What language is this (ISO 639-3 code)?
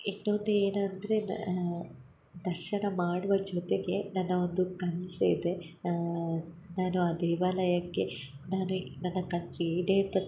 kan